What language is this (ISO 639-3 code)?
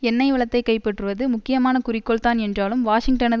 tam